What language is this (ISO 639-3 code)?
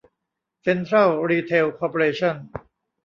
tha